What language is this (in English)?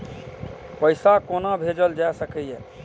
Maithili